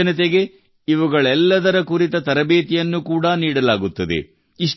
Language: Kannada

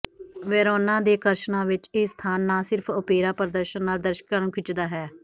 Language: Punjabi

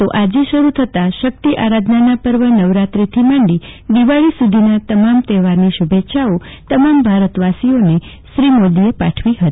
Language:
Gujarati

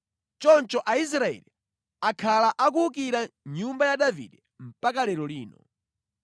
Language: Nyanja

